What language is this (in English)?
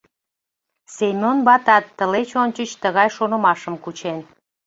Mari